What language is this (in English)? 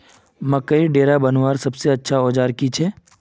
Magahi